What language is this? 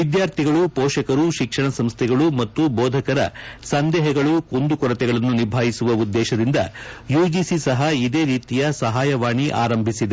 Kannada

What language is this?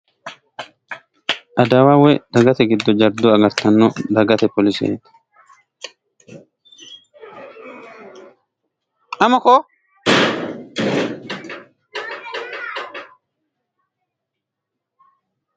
Sidamo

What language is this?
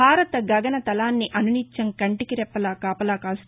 Telugu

